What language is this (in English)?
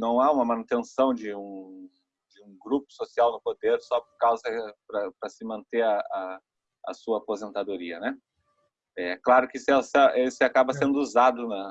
Portuguese